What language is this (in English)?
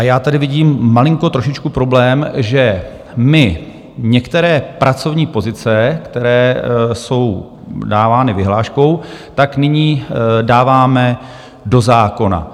Czech